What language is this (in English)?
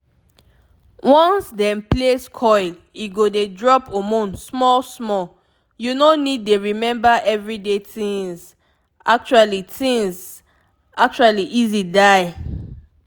Nigerian Pidgin